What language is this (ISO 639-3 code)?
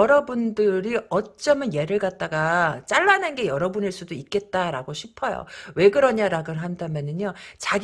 kor